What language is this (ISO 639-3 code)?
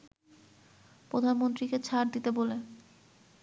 ben